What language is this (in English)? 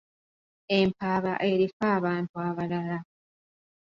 Ganda